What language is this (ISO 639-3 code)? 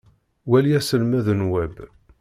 kab